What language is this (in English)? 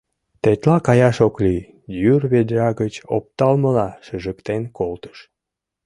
Mari